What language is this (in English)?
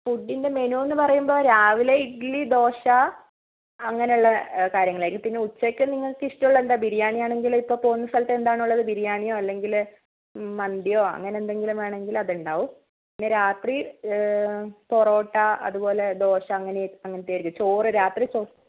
Malayalam